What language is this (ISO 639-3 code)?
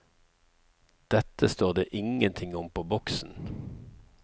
nor